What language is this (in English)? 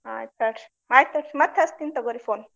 Kannada